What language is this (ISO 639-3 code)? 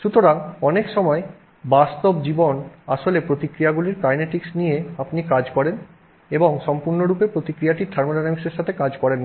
ben